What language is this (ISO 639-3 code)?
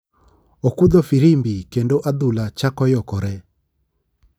luo